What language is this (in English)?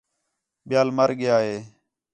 Khetrani